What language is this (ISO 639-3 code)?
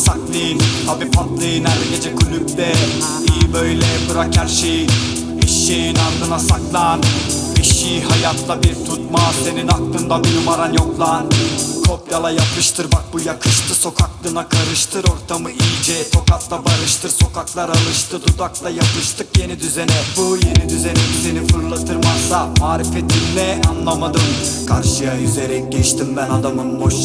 tur